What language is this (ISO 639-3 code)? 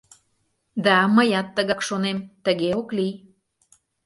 chm